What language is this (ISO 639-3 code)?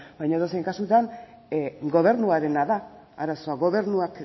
eus